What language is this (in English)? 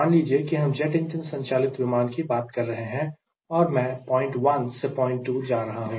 Hindi